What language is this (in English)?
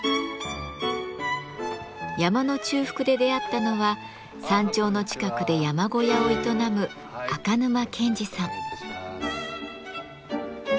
Japanese